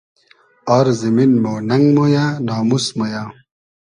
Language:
Hazaragi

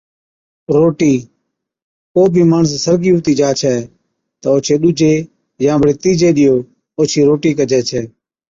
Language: Od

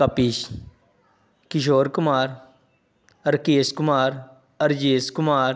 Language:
Punjabi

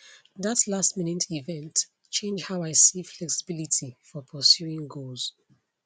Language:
Nigerian Pidgin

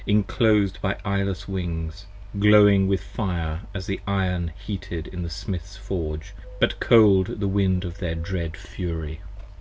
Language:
English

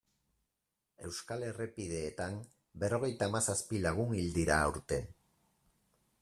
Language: Basque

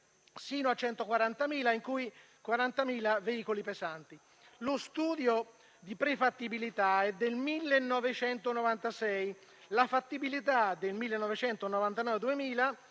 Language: Italian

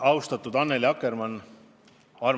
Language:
Estonian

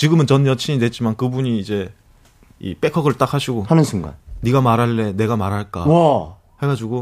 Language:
Korean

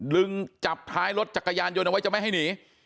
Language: Thai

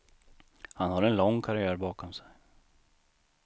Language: Swedish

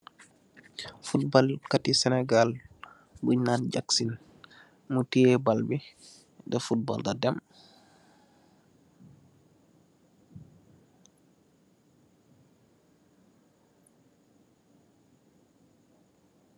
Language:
Wolof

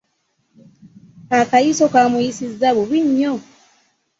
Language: Ganda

